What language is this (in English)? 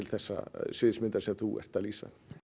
Icelandic